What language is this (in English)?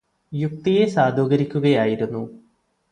Malayalam